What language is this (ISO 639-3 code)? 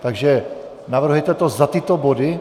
ces